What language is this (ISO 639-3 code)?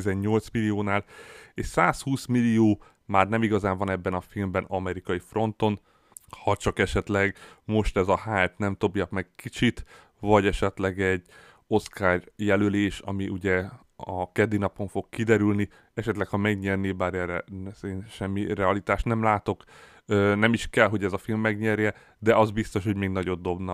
hun